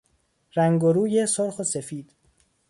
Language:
Persian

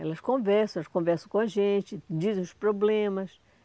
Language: Portuguese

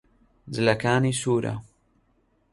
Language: Central Kurdish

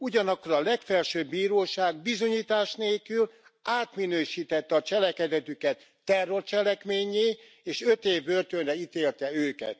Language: Hungarian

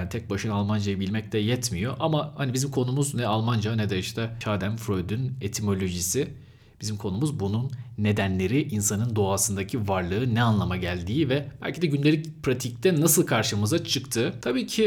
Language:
Turkish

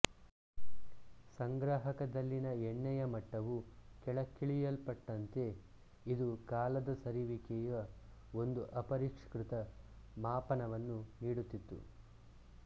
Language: Kannada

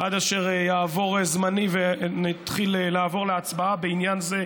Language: Hebrew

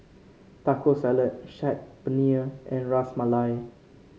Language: English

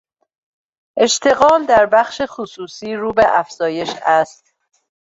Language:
Persian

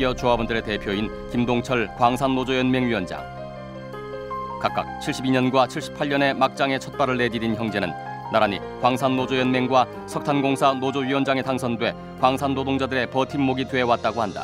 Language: Korean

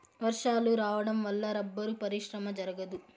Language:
Telugu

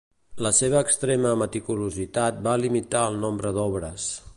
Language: Catalan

